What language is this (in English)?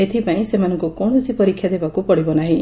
Odia